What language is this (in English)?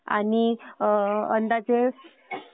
Marathi